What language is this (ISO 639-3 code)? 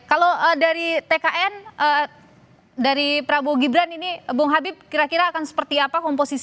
ind